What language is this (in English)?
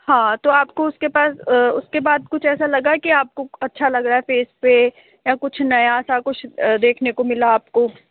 Hindi